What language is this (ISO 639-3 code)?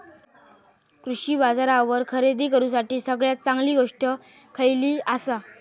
mar